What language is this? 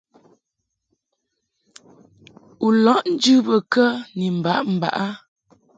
Mungaka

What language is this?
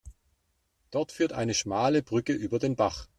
German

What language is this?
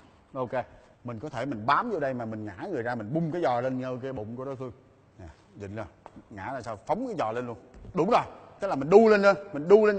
Vietnamese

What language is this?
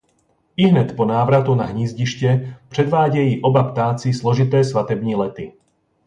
Czech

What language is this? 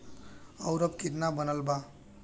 Bhojpuri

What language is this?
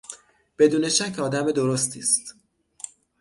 Persian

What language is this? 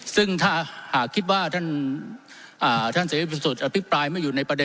Thai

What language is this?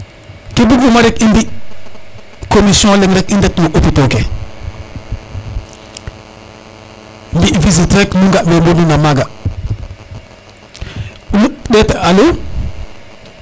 Serer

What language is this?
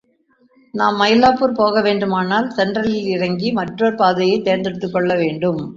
Tamil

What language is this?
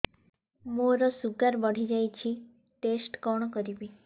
Odia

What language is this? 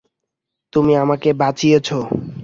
Bangla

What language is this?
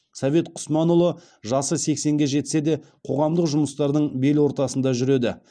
Kazakh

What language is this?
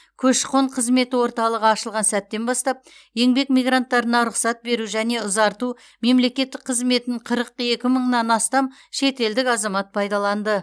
Kazakh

